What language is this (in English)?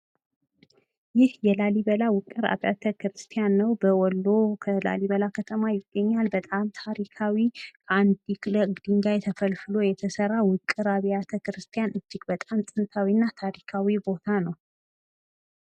Amharic